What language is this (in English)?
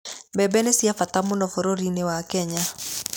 Kikuyu